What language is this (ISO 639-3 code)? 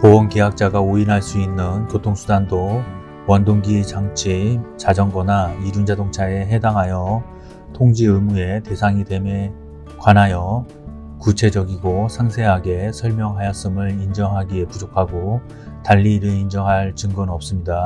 kor